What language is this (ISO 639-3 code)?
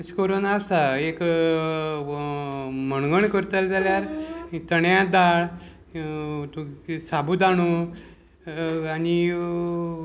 kok